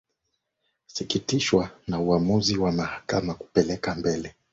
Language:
Swahili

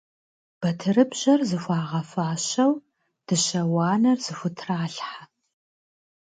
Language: Kabardian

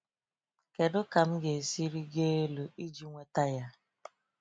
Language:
Igbo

